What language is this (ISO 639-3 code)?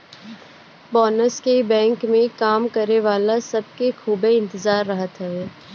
bho